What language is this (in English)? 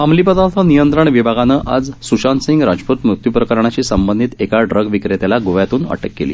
Marathi